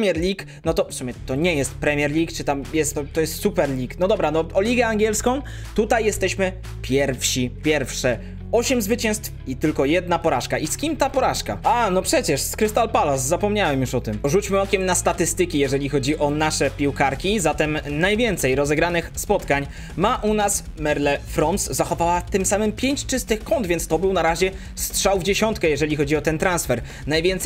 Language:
Polish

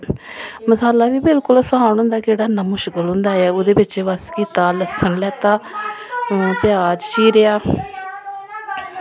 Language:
Dogri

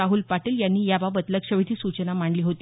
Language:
Marathi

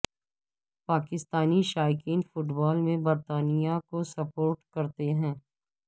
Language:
Urdu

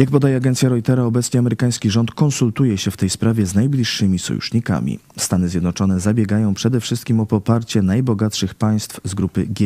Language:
Polish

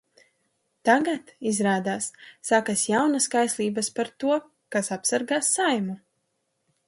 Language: Latvian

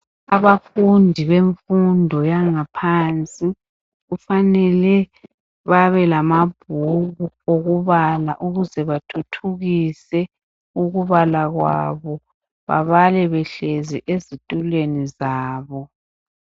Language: North Ndebele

